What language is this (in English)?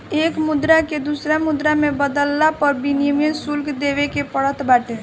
Bhojpuri